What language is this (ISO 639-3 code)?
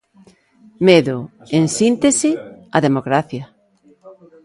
glg